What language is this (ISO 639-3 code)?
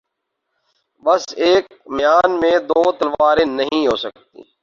urd